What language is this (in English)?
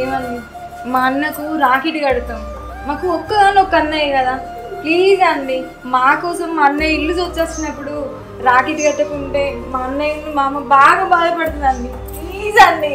Telugu